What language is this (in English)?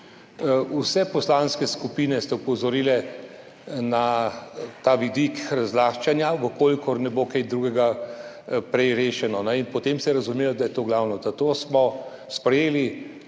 Slovenian